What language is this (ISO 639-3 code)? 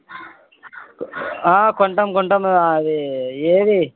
tel